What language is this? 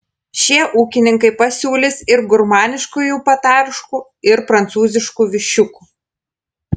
Lithuanian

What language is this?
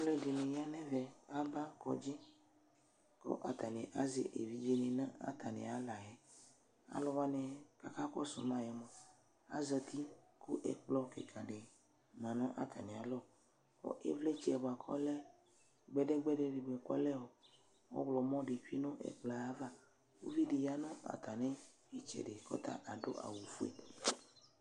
Ikposo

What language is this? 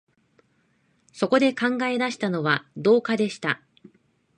Japanese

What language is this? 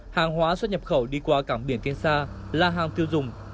Vietnamese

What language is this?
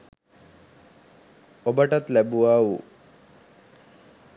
Sinhala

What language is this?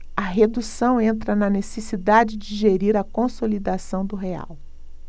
Portuguese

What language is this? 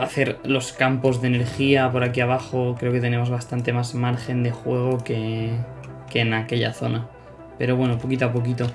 Spanish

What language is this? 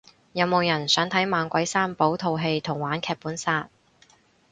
Cantonese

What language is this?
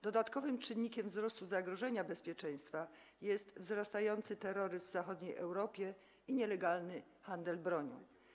Polish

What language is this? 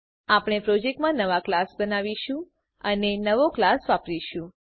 Gujarati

